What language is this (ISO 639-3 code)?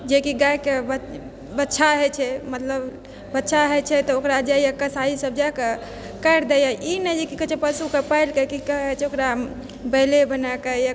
mai